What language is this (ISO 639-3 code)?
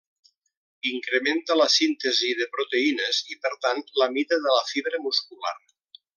cat